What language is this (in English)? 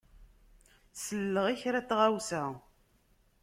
Kabyle